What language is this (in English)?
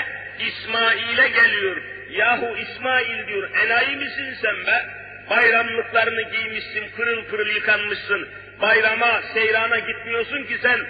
Turkish